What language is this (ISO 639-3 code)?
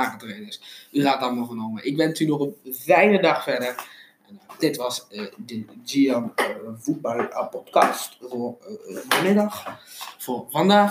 nld